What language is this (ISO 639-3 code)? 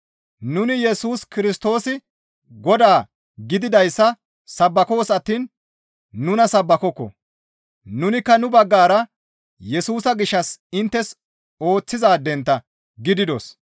gmv